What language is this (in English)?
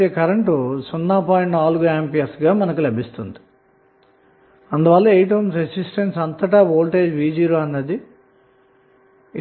Telugu